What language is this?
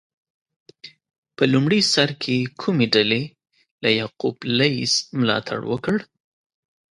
Pashto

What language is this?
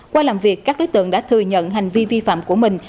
Vietnamese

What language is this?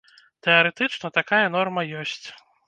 Belarusian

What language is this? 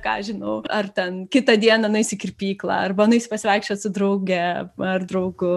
Lithuanian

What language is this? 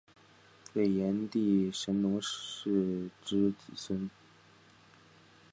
Chinese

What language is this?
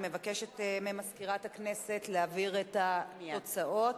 Hebrew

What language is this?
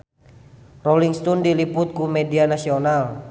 Sundanese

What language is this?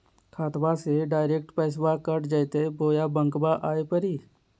Magahi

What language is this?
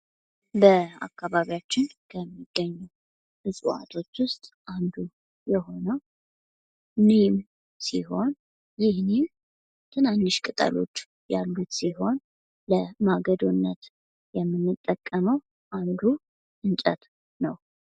Amharic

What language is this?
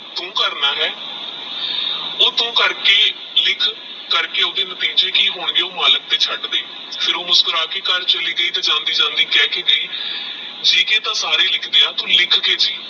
Punjabi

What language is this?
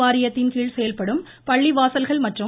Tamil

